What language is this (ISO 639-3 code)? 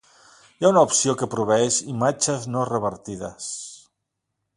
cat